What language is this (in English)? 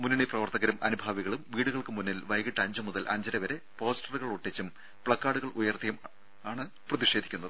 Malayalam